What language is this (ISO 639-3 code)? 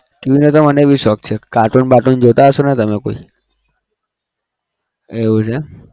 guj